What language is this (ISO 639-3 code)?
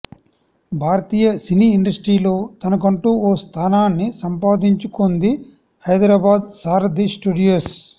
tel